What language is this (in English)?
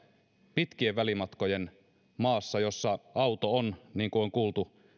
Finnish